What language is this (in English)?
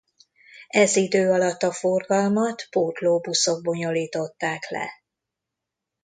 Hungarian